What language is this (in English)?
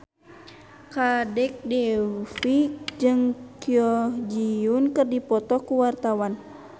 Sundanese